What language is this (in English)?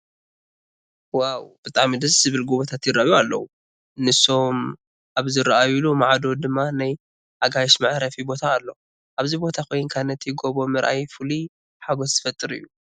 Tigrinya